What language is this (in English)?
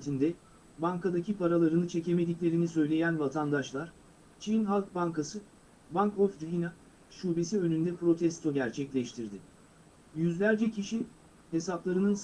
Turkish